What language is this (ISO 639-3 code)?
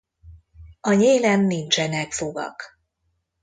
hun